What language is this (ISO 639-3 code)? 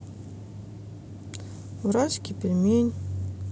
rus